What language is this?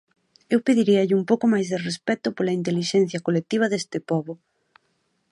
Galician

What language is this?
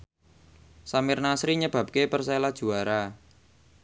Javanese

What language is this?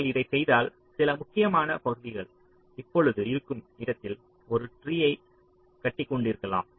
Tamil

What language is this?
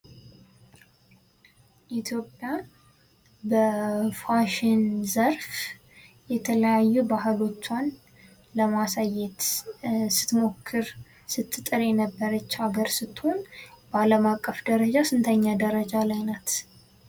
Amharic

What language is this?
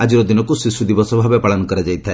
Odia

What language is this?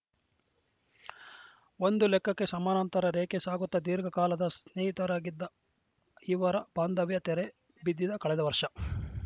Kannada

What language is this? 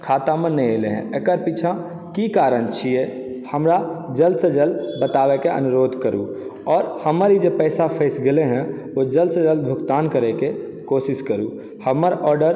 Maithili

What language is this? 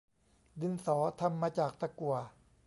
Thai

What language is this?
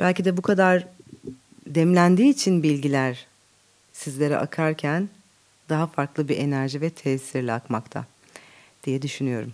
Turkish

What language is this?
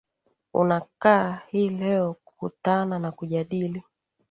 Swahili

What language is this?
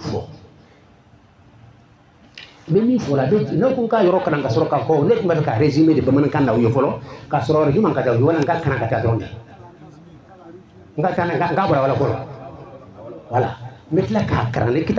French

